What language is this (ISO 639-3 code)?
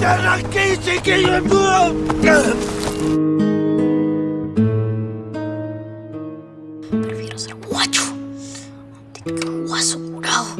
spa